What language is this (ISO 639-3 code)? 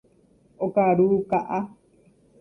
grn